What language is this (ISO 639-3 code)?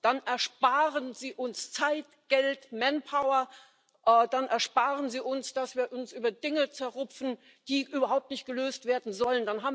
deu